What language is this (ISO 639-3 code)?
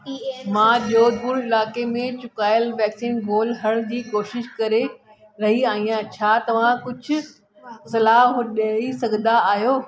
snd